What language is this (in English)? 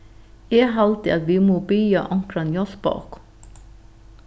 Faroese